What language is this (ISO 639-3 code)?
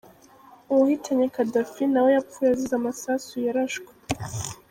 kin